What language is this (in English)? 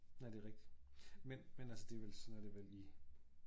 Danish